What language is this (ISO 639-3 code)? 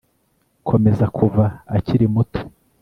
kin